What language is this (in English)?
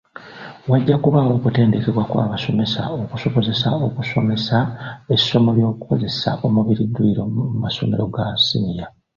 Ganda